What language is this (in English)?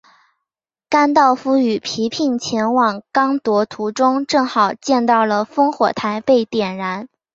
Chinese